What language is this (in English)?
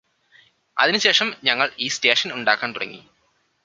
Malayalam